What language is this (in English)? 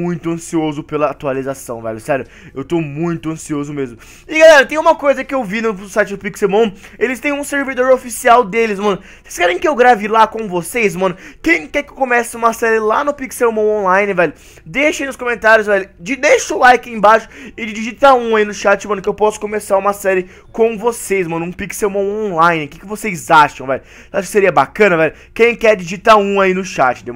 Portuguese